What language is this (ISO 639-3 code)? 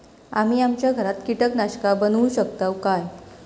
mar